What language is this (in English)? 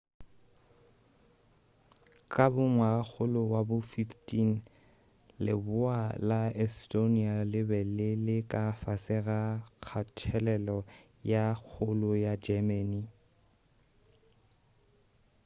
Northern Sotho